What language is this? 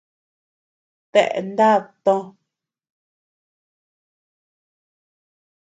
Tepeuxila Cuicatec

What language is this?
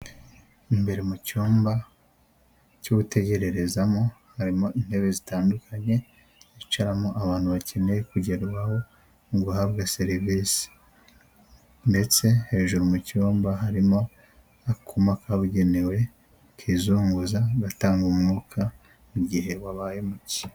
Kinyarwanda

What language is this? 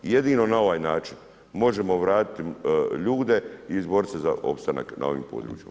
Croatian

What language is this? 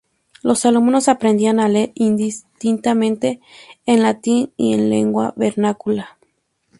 Spanish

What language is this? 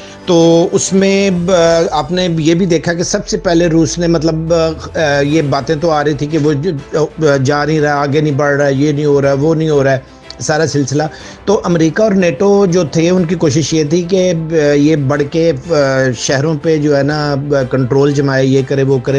Urdu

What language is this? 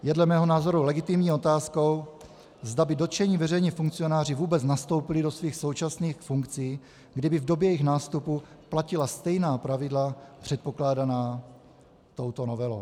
Czech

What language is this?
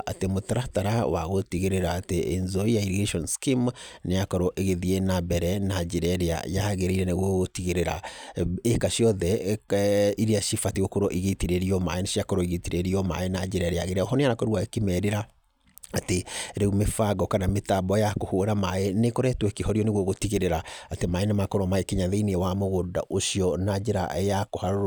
Kikuyu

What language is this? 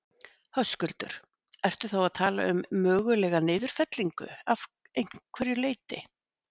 Icelandic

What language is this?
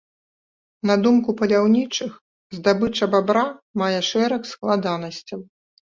Belarusian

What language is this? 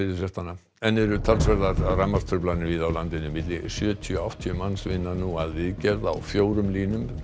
Icelandic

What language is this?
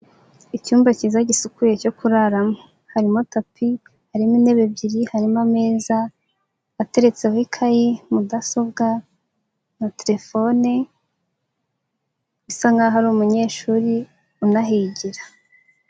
Kinyarwanda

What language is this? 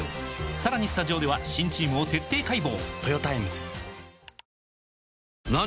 Japanese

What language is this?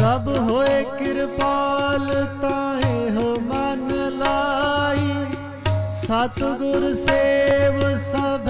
Punjabi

